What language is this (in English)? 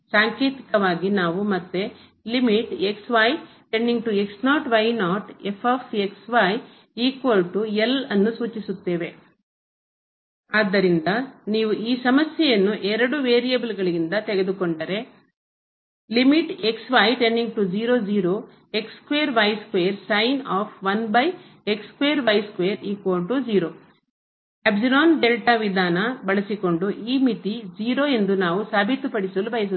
Kannada